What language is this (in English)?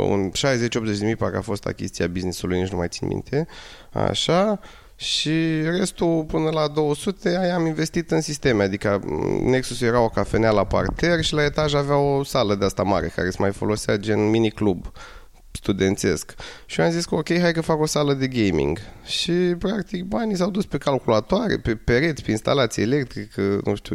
Romanian